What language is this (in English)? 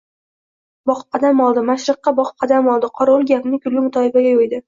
Uzbek